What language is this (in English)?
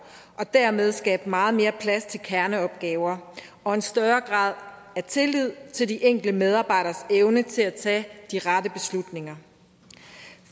Danish